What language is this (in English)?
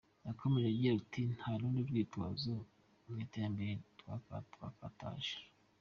Kinyarwanda